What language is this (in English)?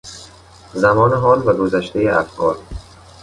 Persian